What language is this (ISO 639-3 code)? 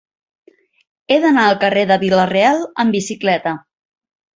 cat